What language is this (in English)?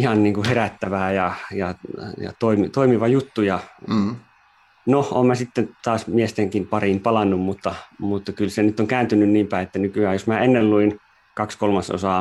Finnish